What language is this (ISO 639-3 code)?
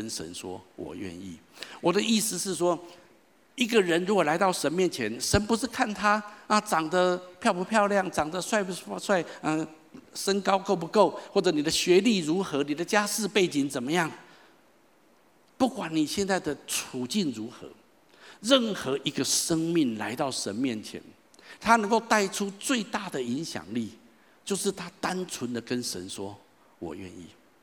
zho